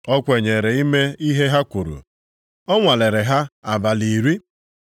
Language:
Igbo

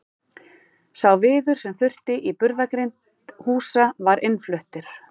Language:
Icelandic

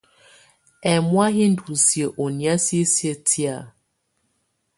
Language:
Tunen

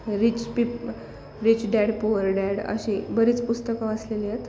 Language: Marathi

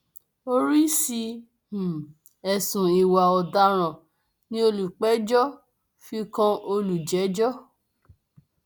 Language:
Yoruba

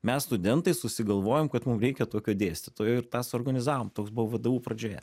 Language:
Lithuanian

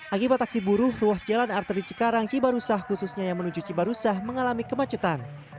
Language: Indonesian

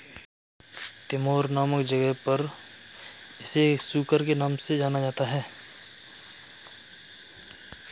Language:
Hindi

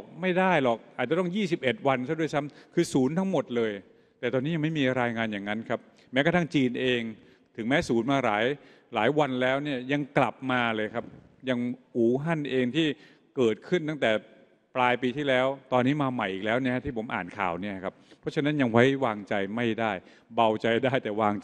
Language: Thai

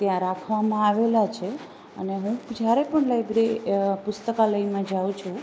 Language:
Gujarati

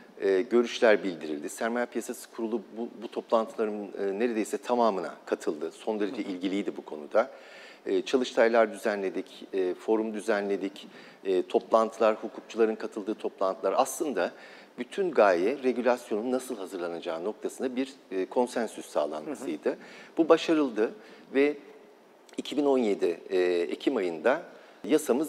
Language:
Turkish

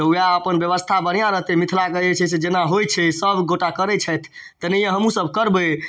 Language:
Maithili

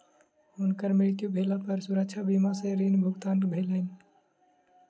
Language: Maithili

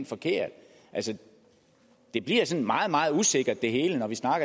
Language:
Danish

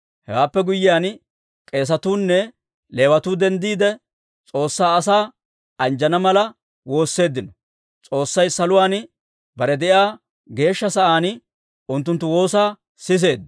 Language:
Dawro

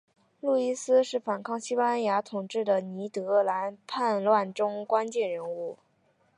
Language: Chinese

